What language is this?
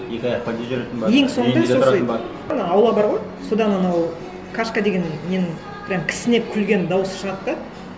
Kazakh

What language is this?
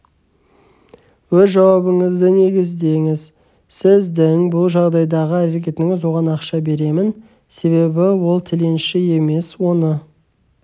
Kazakh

